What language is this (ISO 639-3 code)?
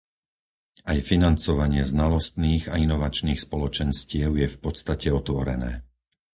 slk